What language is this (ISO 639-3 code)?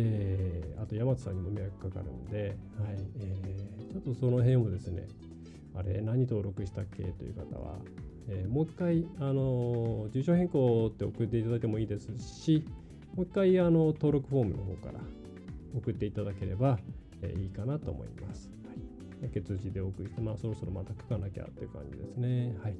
jpn